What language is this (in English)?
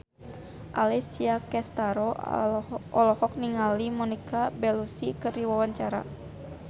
Sundanese